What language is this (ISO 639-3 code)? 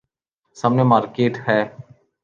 urd